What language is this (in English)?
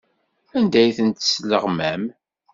Kabyle